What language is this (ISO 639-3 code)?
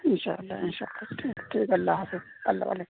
urd